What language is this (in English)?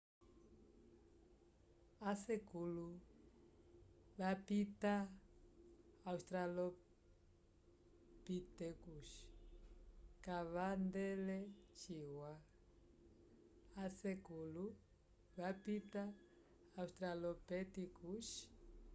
Umbundu